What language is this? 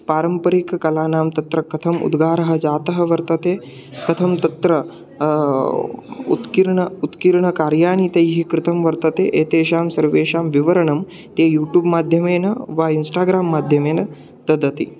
Sanskrit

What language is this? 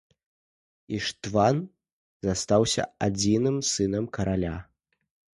Belarusian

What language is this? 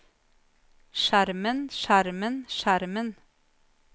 Norwegian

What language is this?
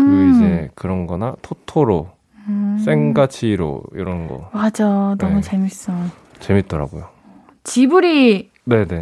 Korean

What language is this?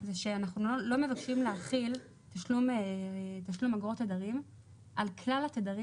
Hebrew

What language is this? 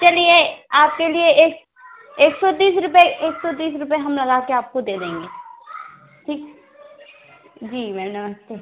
Hindi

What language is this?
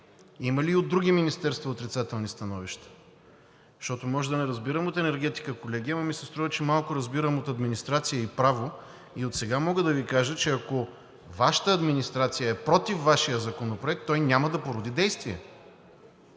Bulgarian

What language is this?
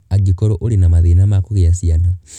Kikuyu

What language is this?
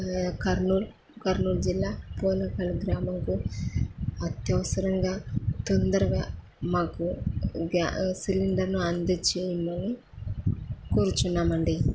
Telugu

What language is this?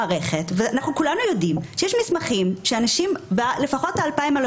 Hebrew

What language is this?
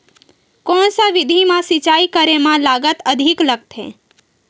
Chhattisgarhi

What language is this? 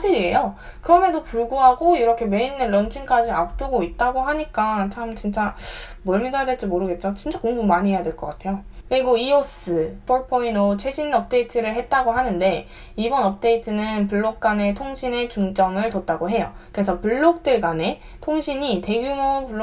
Korean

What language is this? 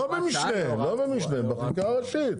Hebrew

